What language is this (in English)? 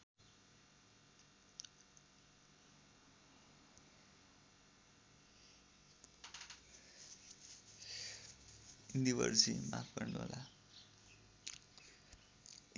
Nepali